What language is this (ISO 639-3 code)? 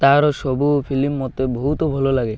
ori